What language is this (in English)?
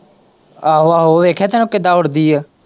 Punjabi